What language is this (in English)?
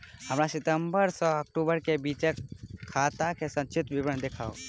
Maithili